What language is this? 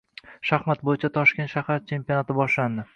Uzbek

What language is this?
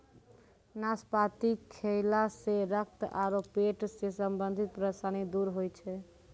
Maithili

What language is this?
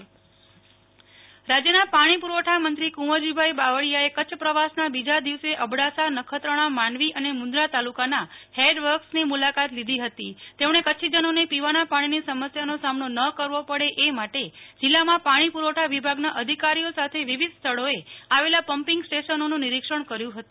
Gujarati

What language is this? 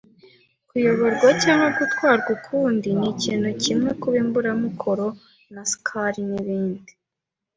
Kinyarwanda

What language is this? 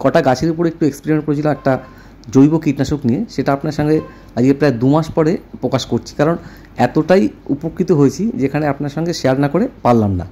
Bangla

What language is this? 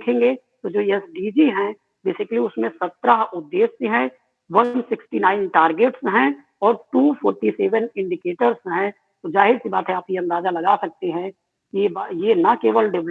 Hindi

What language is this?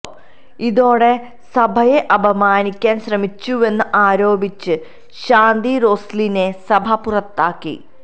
Malayalam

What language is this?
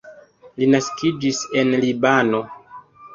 Esperanto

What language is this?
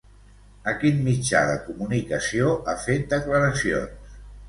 Catalan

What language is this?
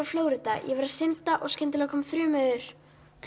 Icelandic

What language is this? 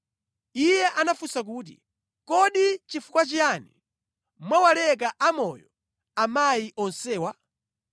Nyanja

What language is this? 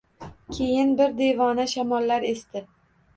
Uzbek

